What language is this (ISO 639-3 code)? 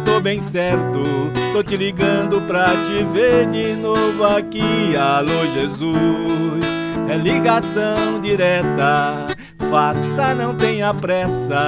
por